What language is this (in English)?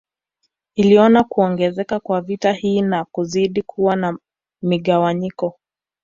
Swahili